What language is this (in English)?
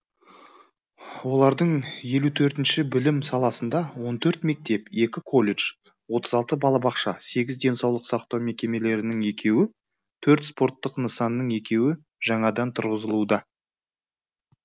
Kazakh